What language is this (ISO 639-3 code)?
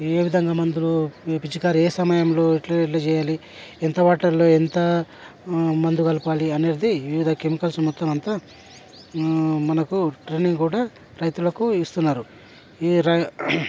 tel